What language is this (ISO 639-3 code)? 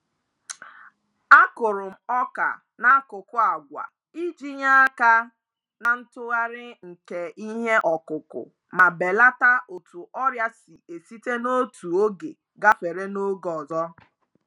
ibo